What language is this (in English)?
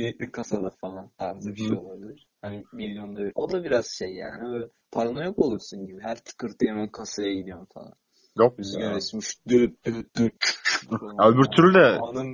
Turkish